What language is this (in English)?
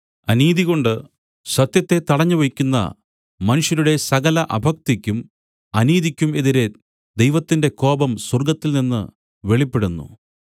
Malayalam